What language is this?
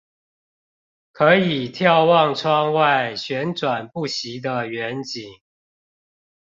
Chinese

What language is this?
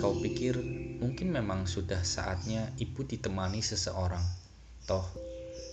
Indonesian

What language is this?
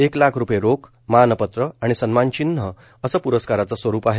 Marathi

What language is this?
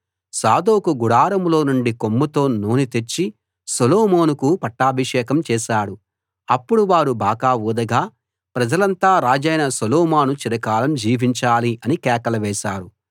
Telugu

